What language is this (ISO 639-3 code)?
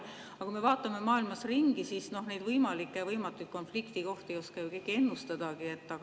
est